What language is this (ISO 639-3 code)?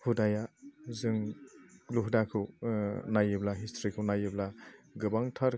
brx